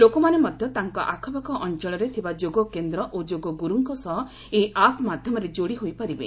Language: Odia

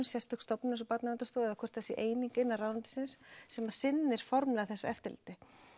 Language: Icelandic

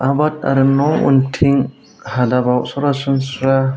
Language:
Bodo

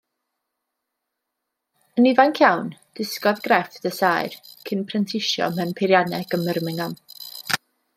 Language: Welsh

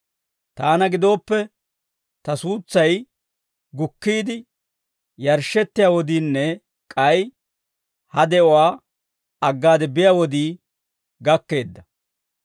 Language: Dawro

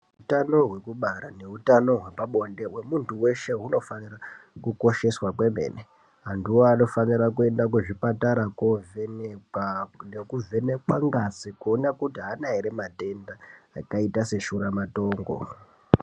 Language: Ndau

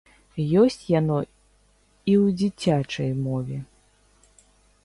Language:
Belarusian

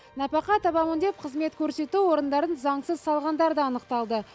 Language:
Kazakh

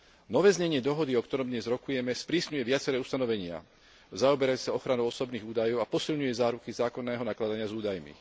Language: Slovak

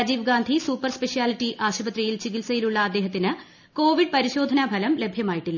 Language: Malayalam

